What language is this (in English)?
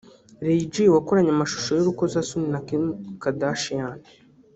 Kinyarwanda